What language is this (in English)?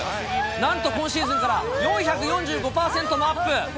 Japanese